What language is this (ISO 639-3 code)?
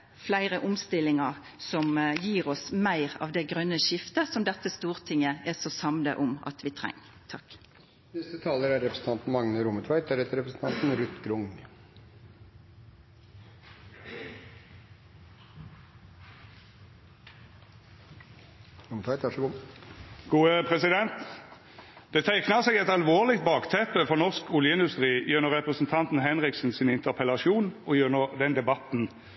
nno